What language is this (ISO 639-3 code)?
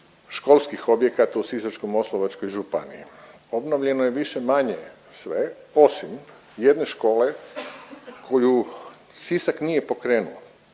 hrv